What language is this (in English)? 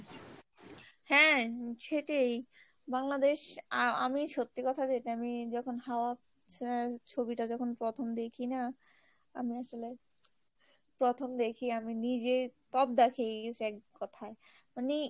Bangla